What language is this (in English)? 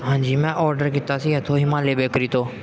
Punjabi